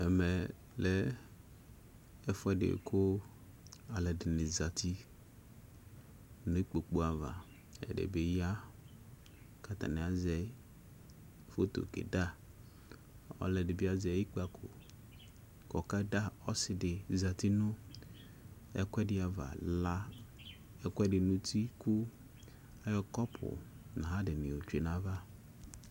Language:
Ikposo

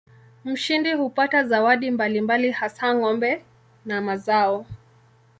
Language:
Swahili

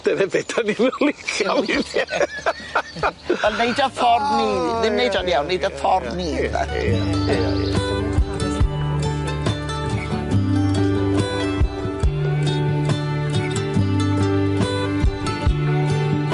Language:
Welsh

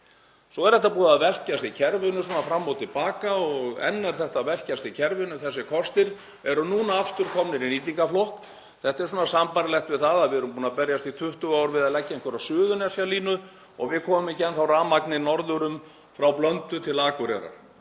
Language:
Icelandic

